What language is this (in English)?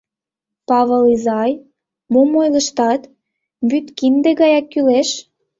Mari